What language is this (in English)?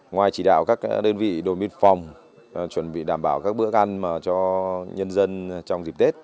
Vietnamese